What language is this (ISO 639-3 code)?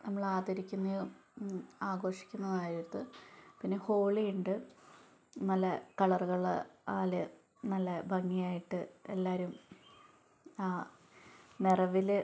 mal